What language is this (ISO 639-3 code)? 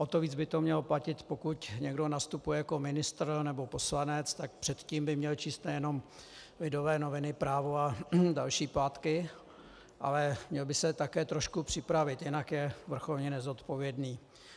ces